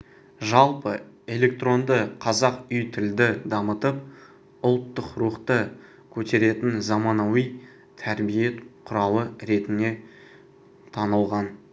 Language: Kazakh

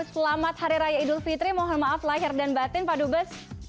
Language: Indonesian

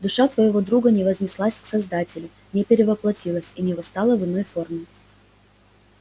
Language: Russian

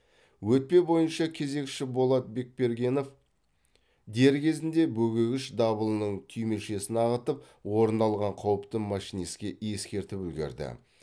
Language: Kazakh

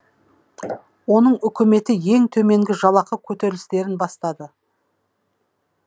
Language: Kazakh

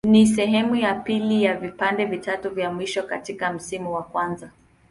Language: Swahili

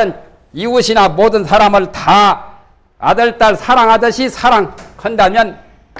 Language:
Korean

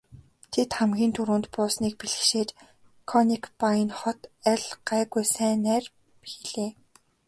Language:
Mongolian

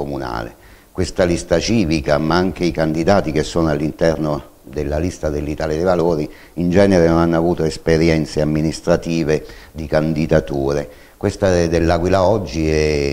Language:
Italian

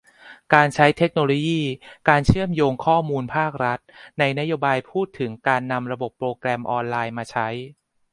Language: Thai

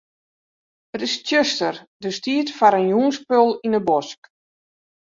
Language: Western Frisian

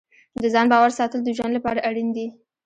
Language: Pashto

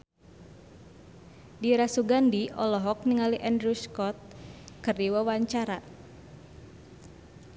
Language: Sundanese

